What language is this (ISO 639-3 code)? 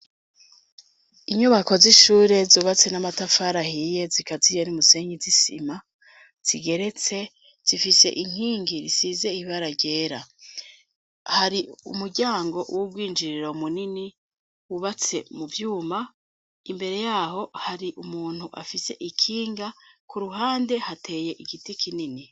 run